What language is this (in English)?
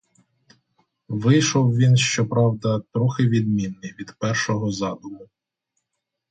Ukrainian